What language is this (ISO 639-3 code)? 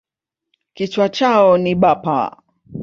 swa